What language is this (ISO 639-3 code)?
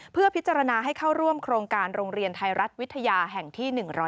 tha